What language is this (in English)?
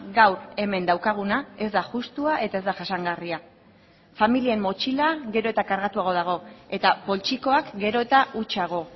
Basque